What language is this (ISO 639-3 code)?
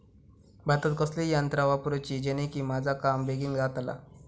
mar